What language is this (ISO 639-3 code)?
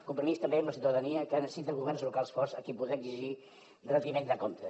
cat